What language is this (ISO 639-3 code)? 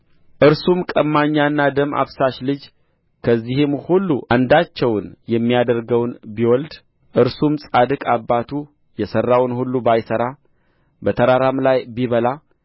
amh